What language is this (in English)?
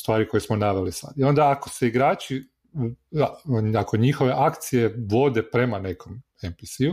Croatian